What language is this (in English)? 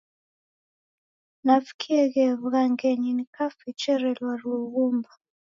Taita